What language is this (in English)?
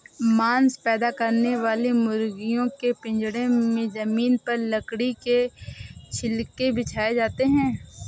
Hindi